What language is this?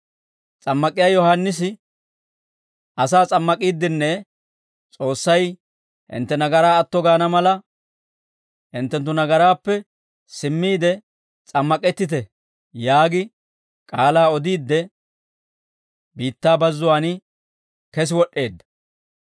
Dawro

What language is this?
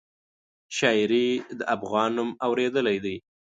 Pashto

